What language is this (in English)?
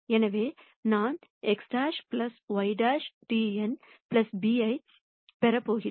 Tamil